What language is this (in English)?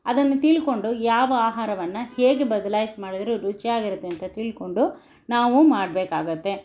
Kannada